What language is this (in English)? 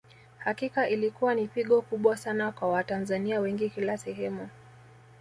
Swahili